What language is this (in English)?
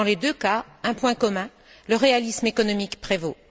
French